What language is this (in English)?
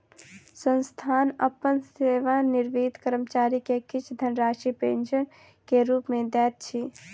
Maithili